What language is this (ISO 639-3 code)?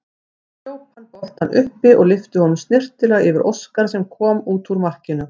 isl